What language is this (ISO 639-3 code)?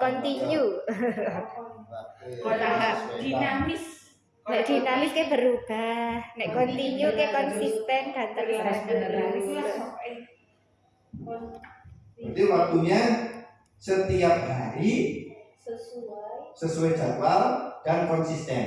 ind